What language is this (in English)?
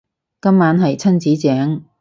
Cantonese